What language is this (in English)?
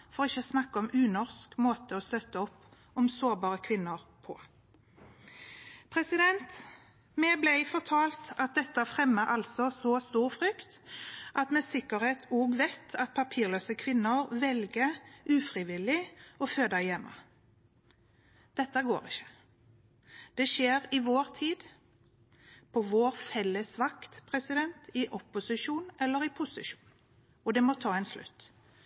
Norwegian Bokmål